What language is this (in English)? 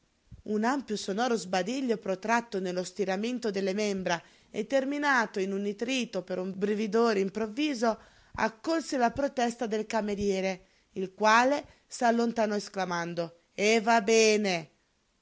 Italian